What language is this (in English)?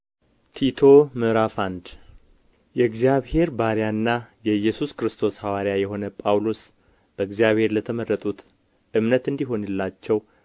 Amharic